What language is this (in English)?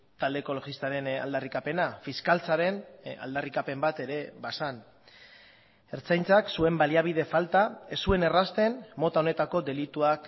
Basque